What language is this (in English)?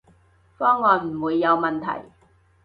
Cantonese